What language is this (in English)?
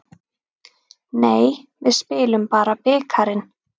Icelandic